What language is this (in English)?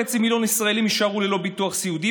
Hebrew